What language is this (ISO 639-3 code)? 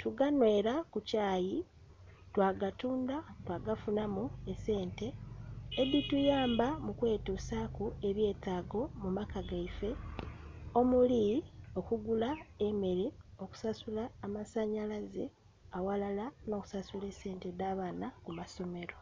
xog